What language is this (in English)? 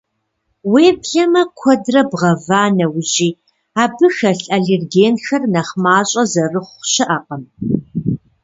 Kabardian